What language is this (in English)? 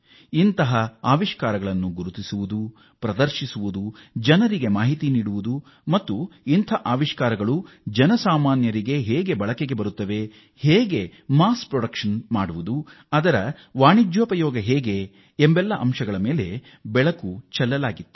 Kannada